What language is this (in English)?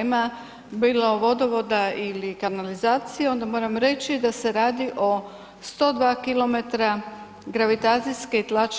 Croatian